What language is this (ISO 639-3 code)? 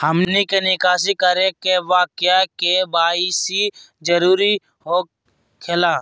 mag